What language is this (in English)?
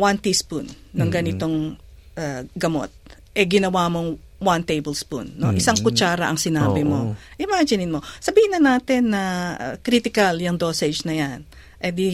Filipino